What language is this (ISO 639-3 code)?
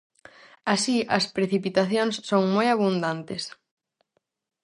glg